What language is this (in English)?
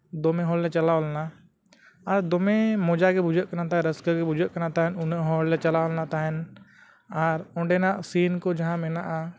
Santali